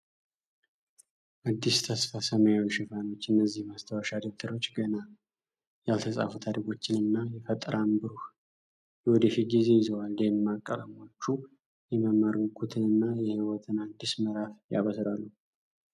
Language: Amharic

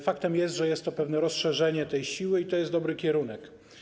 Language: Polish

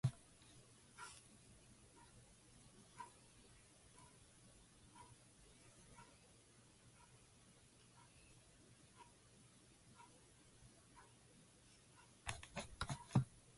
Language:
English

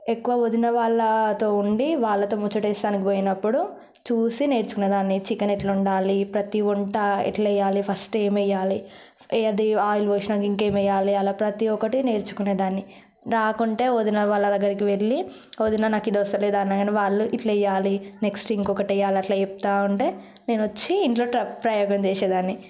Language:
Telugu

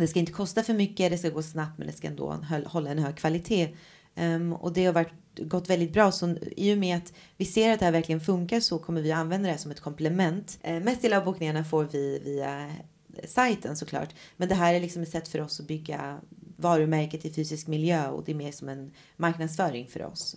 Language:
Swedish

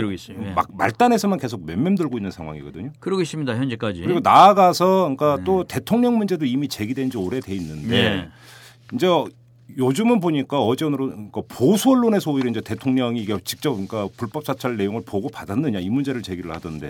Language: Korean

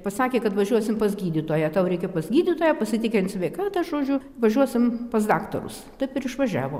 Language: Lithuanian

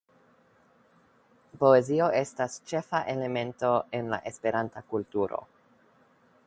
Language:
Esperanto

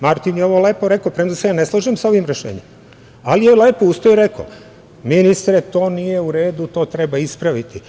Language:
Serbian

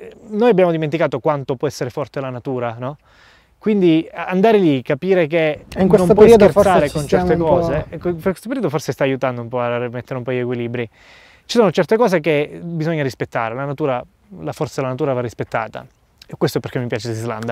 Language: Italian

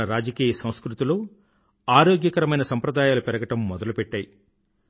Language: Telugu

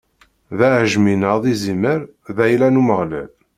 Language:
Kabyle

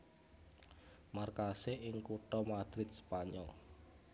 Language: Javanese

